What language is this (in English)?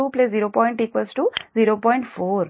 Telugu